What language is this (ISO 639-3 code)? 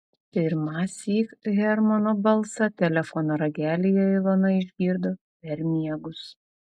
lit